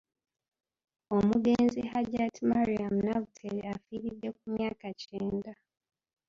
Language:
Ganda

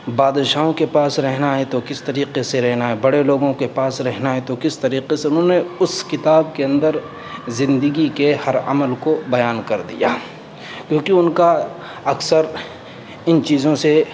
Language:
Urdu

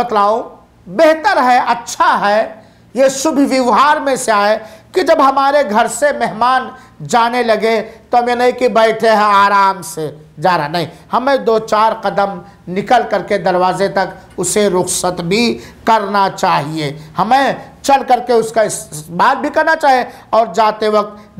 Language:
Hindi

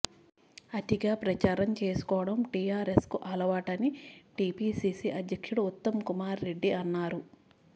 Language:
Telugu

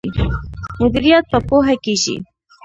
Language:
Pashto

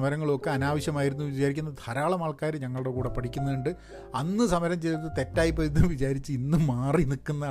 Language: Malayalam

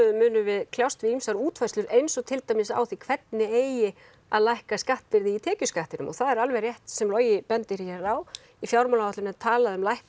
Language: Icelandic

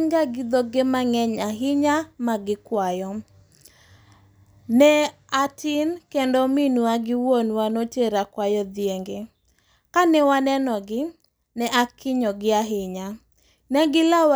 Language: Luo (Kenya and Tanzania)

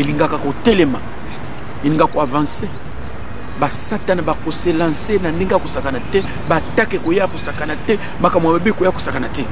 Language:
French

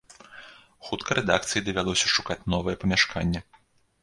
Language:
Belarusian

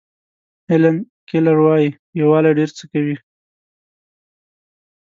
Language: Pashto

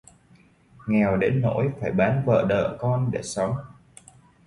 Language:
Vietnamese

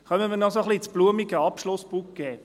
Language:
Swiss German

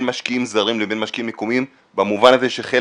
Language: Hebrew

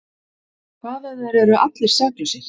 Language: Icelandic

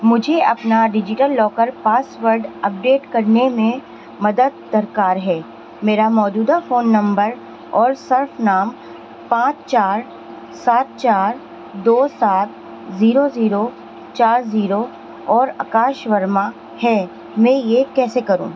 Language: Urdu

